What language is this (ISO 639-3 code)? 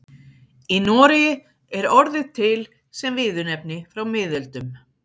isl